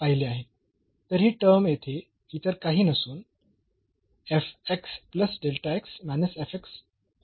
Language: Marathi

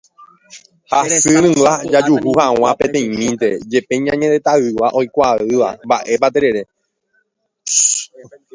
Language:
Guarani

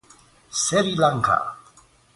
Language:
Persian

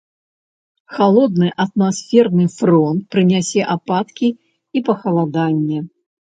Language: Belarusian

